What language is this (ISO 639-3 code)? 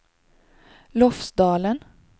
swe